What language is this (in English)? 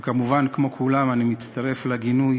Hebrew